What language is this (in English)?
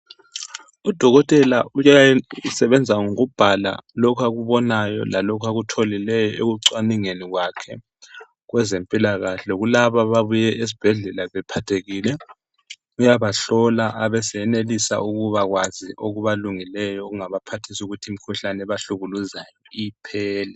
North Ndebele